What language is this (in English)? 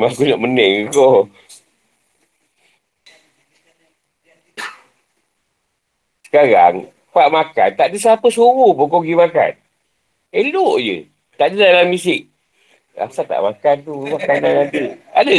Malay